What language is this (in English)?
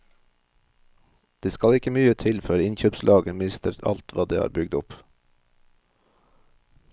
Norwegian